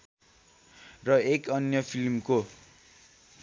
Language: Nepali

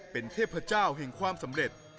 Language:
Thai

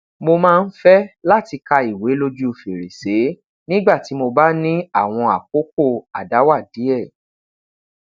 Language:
Yoruba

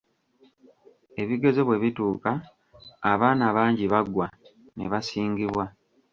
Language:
Ganda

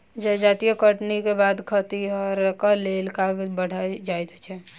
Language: Maithili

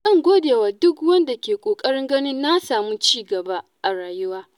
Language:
Hausa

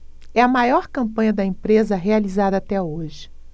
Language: Portuguese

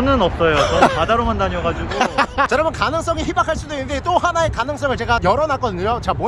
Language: Korean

